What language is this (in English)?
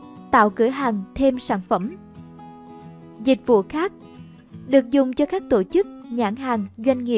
Vietnamese